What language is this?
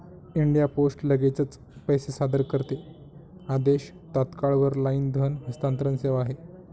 Marathi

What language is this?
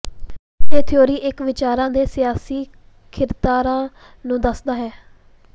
Punjabi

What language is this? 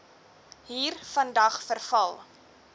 Afrikaans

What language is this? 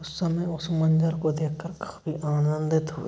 Hindi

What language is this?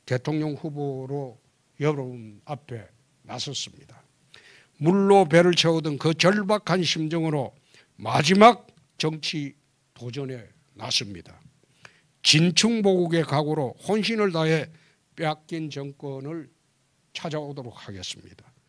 Korean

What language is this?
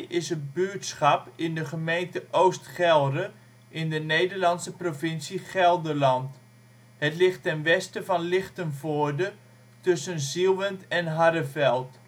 Dutch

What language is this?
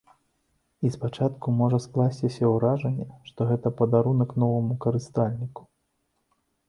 Belarusian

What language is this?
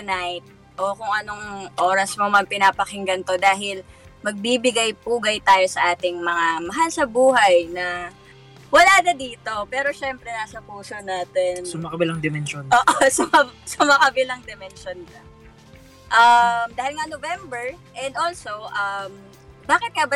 Filipino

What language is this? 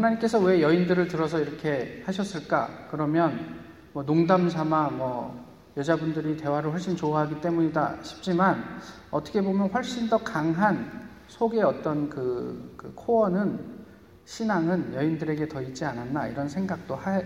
Korean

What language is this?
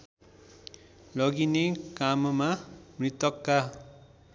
Nepali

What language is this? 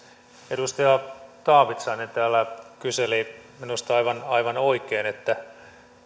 Finnish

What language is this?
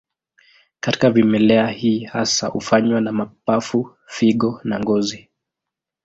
Swahili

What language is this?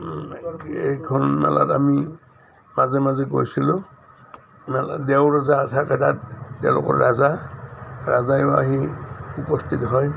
Assamese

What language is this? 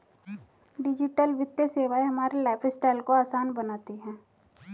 Hindi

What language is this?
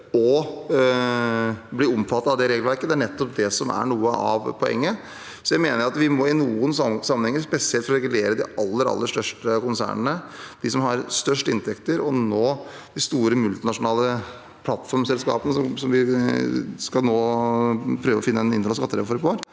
Norwegian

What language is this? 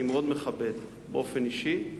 Hebrew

